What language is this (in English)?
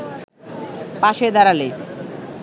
Bangla